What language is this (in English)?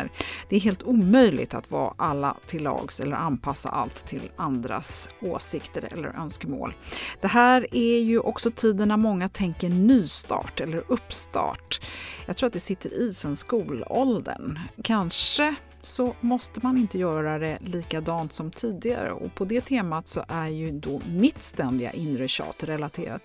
Swedish